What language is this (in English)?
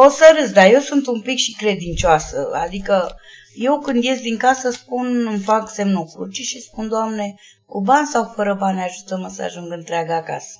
Romanian